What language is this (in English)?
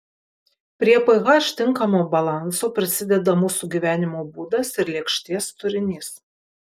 Lithuanian